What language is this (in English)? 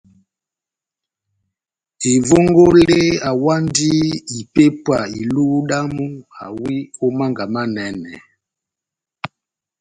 Batanga